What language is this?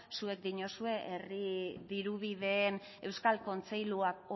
Basque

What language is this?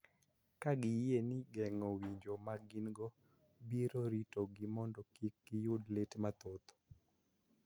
Luo (Kenya and Tanzania)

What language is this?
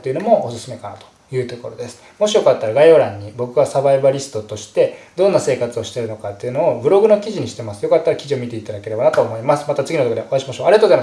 Japanese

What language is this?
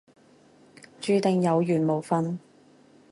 Cantonese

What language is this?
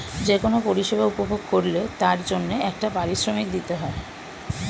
Bangla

